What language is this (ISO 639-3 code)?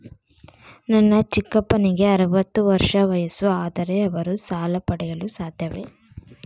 kan